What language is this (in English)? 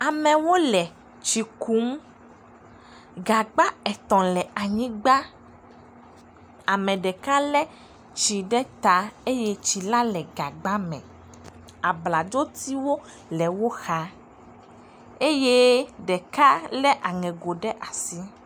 Ewe